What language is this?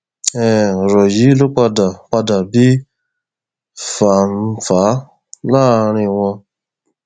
Yoruba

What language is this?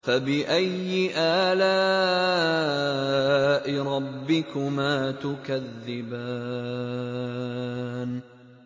Arabic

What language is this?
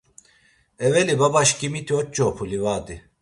Laz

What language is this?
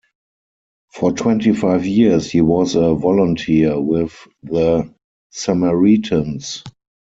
English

